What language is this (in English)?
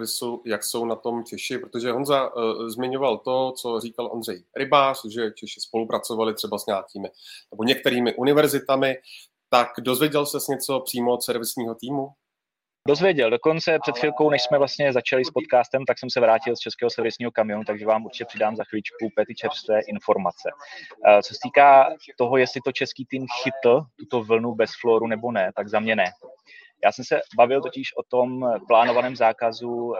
Czech